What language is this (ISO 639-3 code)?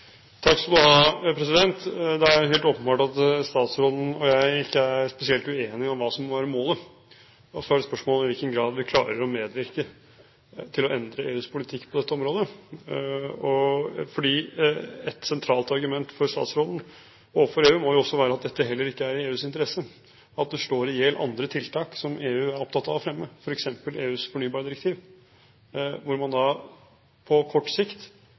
nob